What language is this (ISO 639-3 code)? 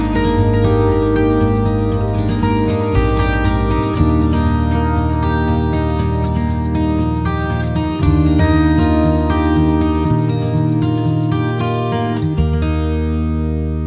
tha